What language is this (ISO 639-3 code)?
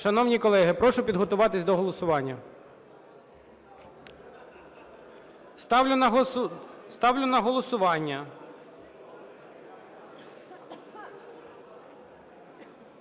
ukr